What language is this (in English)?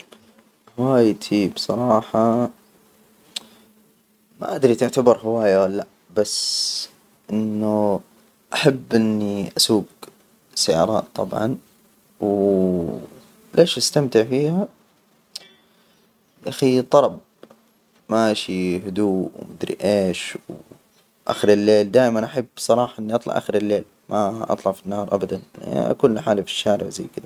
Hijazi Arabic